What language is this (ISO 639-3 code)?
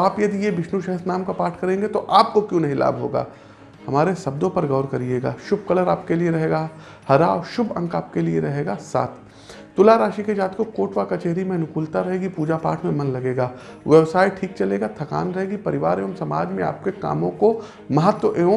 hin